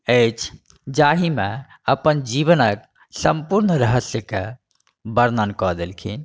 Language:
Maithili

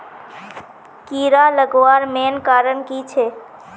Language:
Magahi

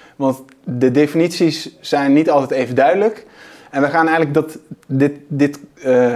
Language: Dutch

